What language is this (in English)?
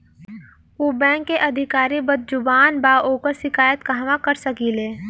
Bhojpuri